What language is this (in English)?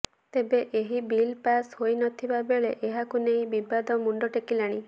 Odia